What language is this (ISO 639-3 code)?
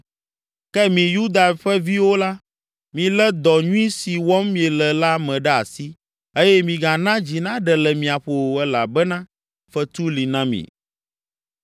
ewe